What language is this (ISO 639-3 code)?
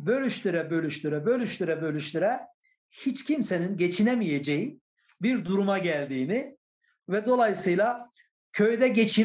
tur